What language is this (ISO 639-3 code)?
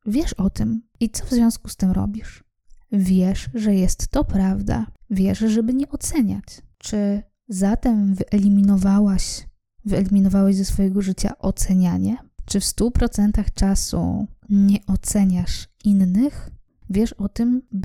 pol